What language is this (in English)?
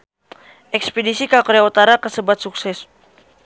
Sundanese